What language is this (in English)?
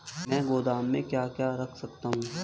Hindi